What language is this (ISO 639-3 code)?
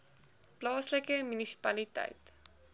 afr